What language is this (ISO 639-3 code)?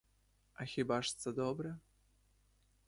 ukr